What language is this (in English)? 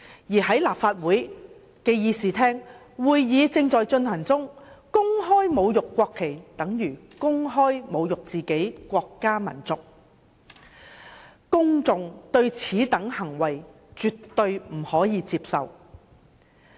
Cantonese